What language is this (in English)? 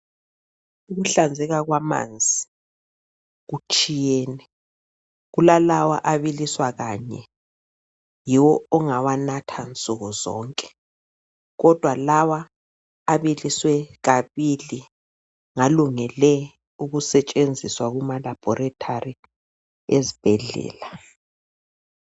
North Ndebele